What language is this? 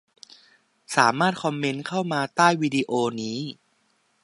Thai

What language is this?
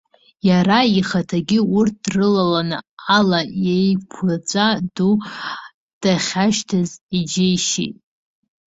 Abkhazian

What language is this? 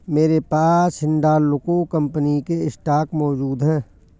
Hindi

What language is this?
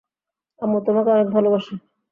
Bangla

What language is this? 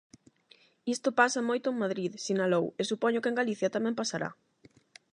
Galician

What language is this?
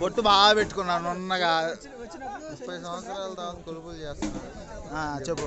Telugu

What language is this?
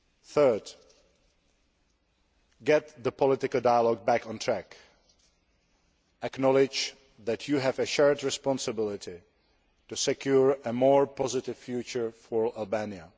English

